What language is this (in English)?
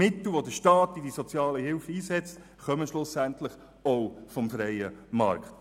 Swiss German